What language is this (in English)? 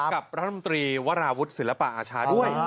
Thai